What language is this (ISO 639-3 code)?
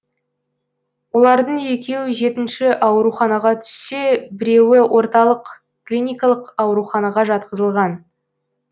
kaz